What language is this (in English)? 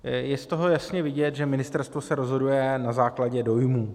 Czech